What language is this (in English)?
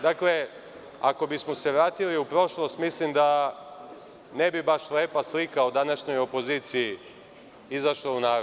Serbian